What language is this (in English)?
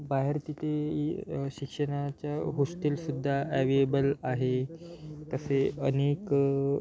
Marathi